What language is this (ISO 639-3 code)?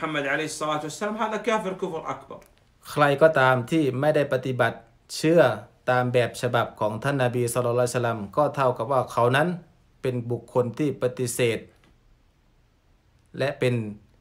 tha